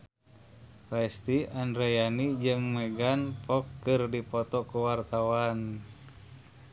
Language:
Sundanese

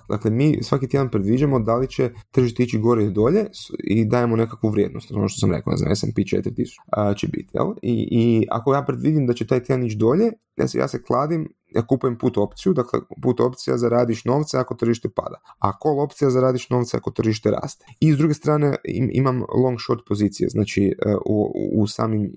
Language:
Croatian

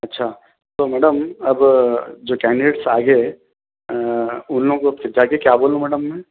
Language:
Urdu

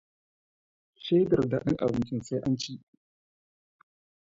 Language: Hausa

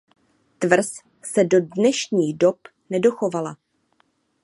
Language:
Czech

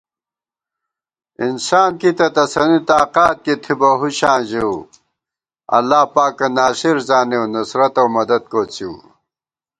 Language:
Gawar-Bati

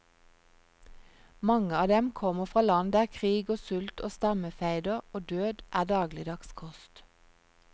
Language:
Norwegian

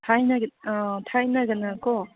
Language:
Manipuri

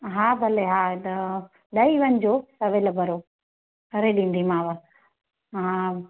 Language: Sindhi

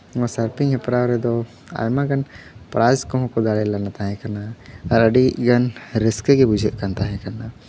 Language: Santali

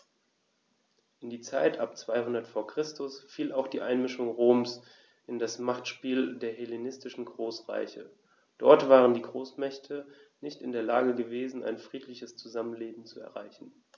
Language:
German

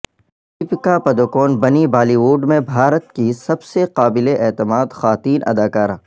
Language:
Urdu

